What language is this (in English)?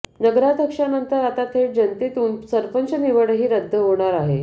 Marathi